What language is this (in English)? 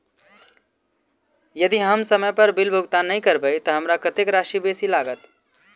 Maithili